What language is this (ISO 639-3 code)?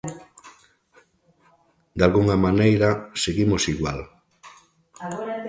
glg